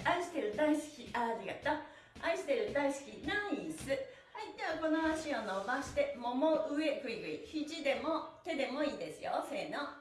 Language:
Japanese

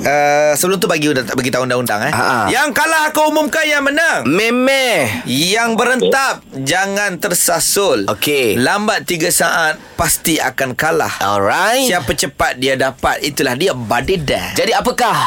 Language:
Malay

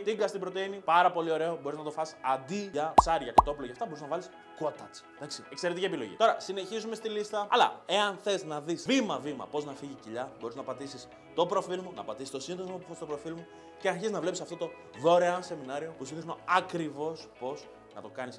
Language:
Greek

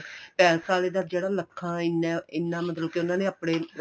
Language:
Punjabi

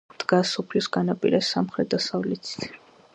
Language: Georgian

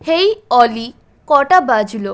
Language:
Bangla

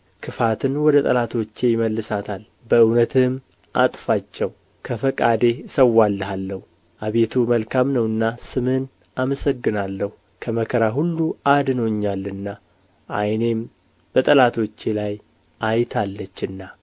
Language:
Amharic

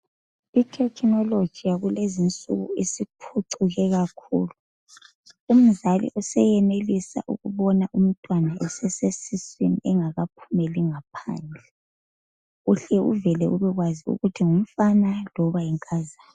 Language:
North Ndebele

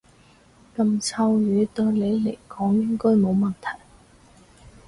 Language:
Cantonese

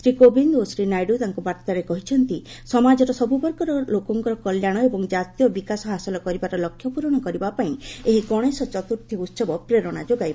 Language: Odia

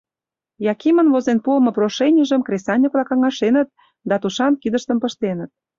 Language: Mari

